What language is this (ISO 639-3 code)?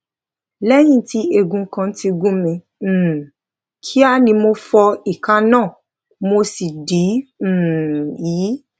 yor